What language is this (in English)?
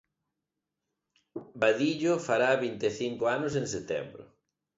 Galician